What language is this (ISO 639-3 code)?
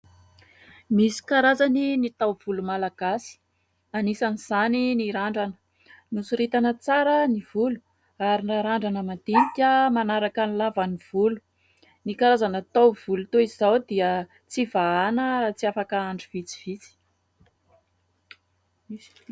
mlg